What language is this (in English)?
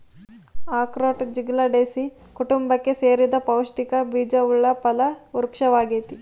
Kannada